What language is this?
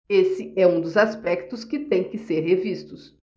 Portuguese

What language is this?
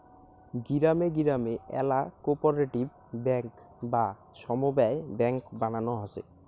Bangla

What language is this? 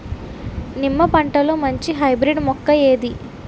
Telugu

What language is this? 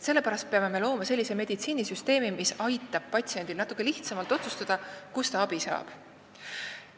Estonian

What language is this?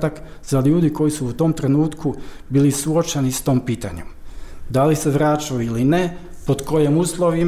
Croatian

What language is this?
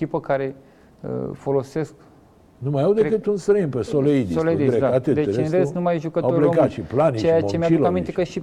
Romanian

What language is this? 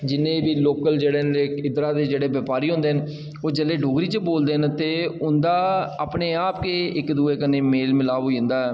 Dogri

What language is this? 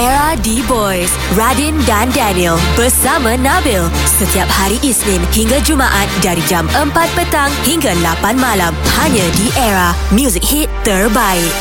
Malay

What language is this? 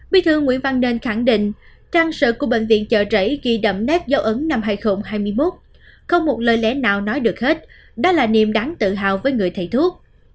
Vietnamese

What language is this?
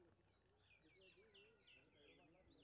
Maithili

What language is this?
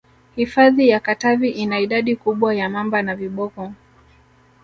Swahili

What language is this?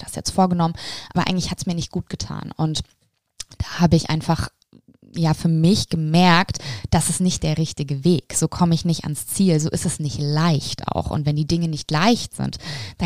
German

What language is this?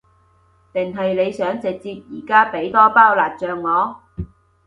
Cantonese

